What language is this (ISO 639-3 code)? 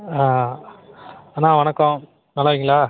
tam